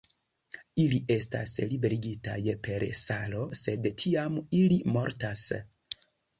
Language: Esperanto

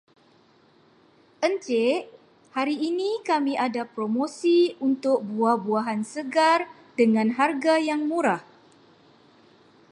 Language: Malay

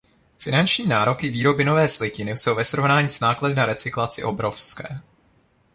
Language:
Czech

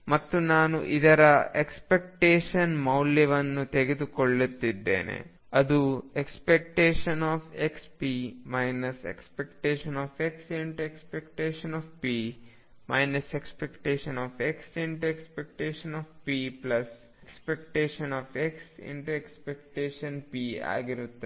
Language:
Kannada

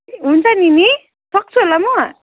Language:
Nepali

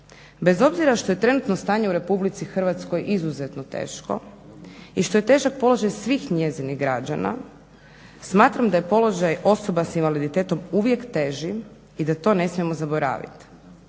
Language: Croatian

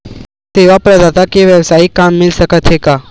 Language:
Chhattisgarhi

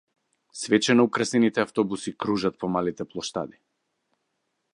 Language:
Macedonian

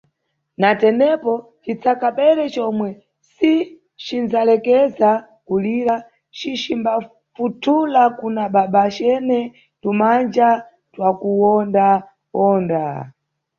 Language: Nyungwe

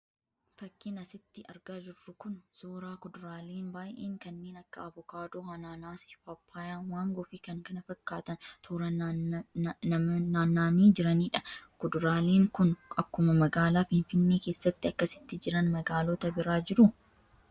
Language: Oromo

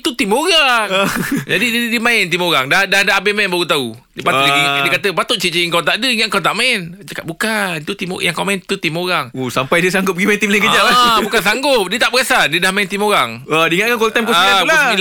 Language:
Malay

